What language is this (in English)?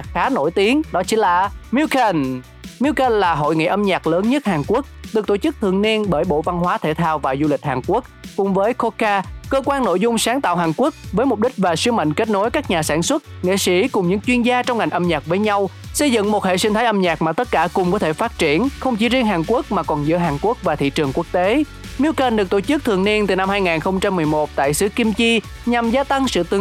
Vietnamese